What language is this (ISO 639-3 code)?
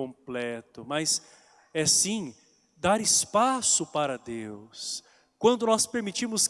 por